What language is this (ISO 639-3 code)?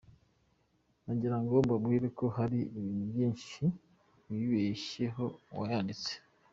kin